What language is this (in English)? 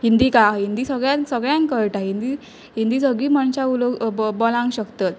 Konkani